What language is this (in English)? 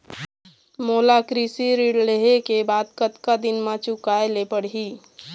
Chhattisgarhi